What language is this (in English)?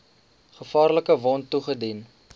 Afrikaans